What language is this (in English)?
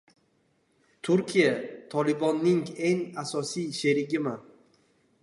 Uzbek